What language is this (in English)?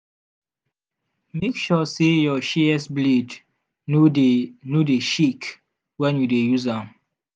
Nigerian Pidgin